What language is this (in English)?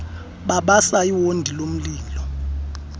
Xhosa